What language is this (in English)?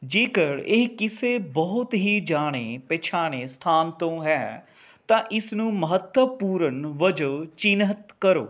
Punjabi